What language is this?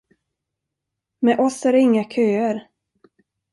Swedish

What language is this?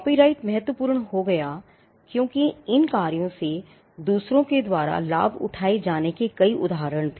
Hindi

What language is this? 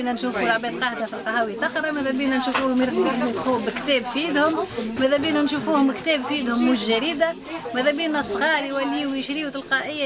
Arabic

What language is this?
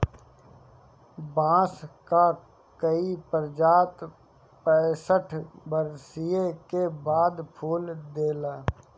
Bhojpuri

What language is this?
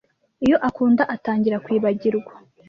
Kinyarwanda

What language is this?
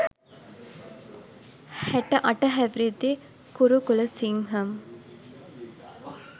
Sinhala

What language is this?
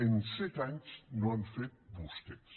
Catalan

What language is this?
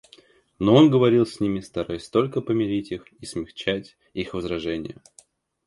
Russian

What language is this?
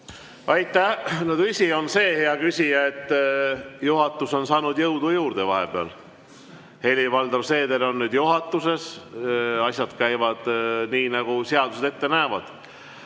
Estonian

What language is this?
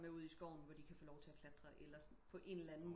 Danish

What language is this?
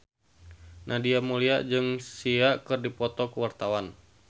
Sundanese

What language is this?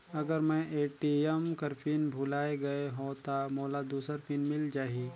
Chhattisgarhi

